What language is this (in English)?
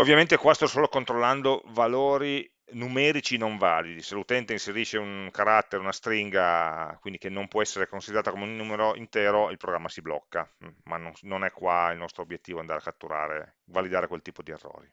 Italian